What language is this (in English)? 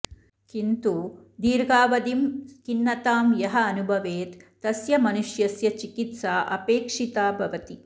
Sanskrit